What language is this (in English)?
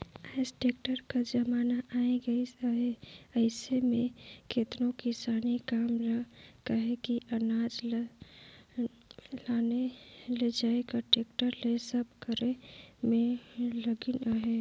Chhattisgarhi